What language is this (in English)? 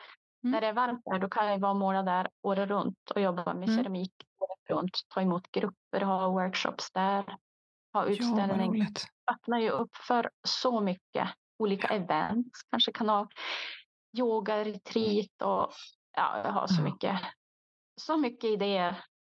Swedish